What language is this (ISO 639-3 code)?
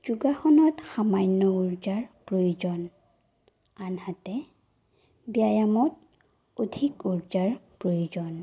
asm